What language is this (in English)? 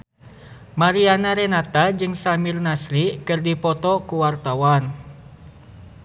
Sundanese